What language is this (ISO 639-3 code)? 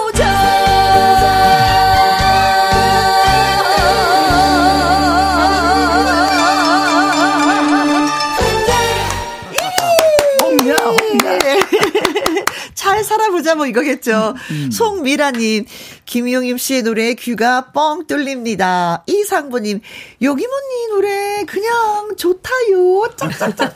kor